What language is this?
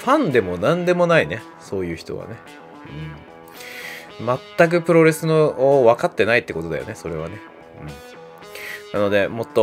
Japanese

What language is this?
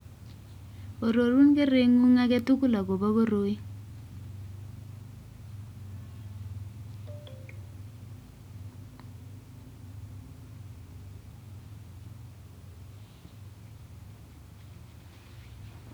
Kalenjin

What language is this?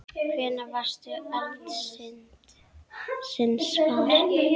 Icelandic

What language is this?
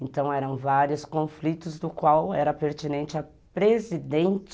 Portuguese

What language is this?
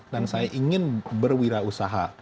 Indonesian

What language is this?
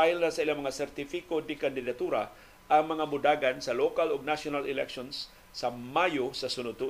Filipino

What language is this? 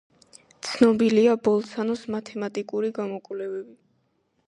Georgian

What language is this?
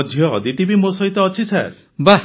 Odia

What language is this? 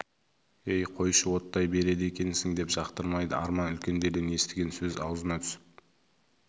Kazakh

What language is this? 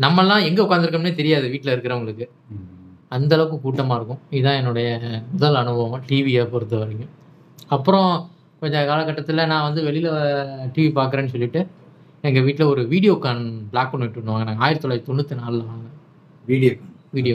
Tamil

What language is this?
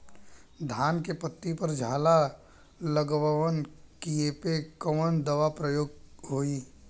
Bhojpuri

